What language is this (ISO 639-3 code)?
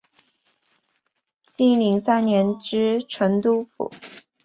zho